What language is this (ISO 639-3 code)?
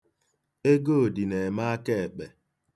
ibo